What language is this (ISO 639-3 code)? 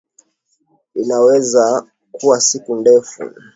swa